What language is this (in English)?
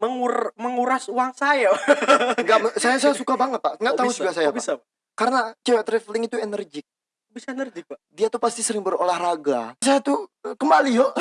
Indonesian